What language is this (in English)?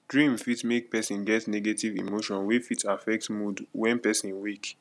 Nigerian Pidgin